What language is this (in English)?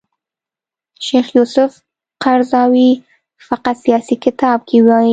Pashto